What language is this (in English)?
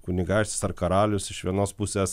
Lithuanian